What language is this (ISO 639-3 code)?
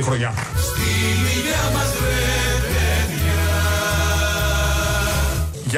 ell